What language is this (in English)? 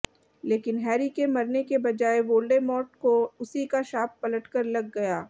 Hindi